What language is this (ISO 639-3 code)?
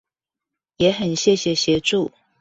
zho